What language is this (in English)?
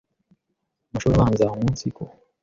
Kinyarwanda